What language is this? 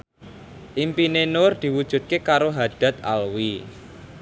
Javanese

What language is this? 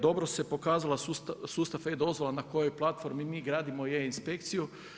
Croatian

